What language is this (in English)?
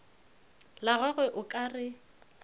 Northern Sotho